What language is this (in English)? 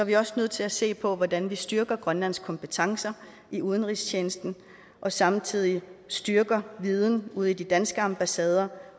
Danish